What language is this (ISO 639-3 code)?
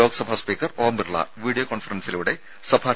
mal